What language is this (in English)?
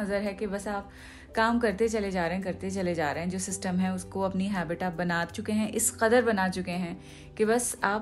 Hindi